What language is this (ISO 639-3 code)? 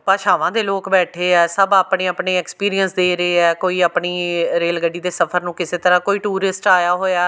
pan